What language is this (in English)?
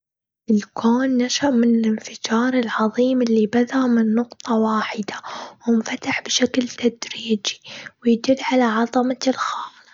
Gulf Arabic